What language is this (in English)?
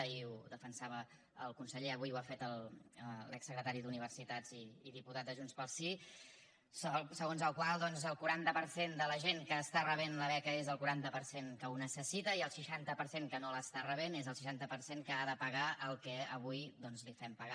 Catalan